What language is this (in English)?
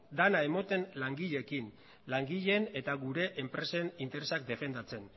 Basque